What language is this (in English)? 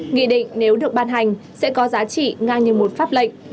Vietnamese